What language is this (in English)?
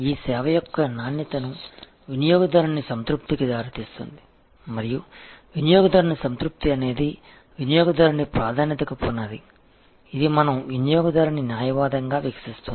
Telugu